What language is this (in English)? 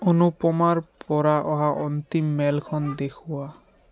Assamese